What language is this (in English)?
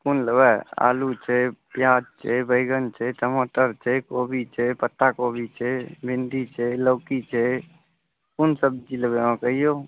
Maithili